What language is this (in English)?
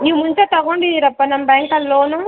Kannada